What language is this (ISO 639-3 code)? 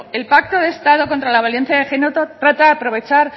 spa